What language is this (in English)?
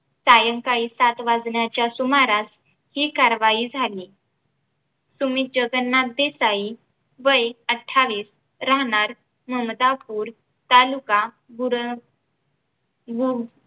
Marathi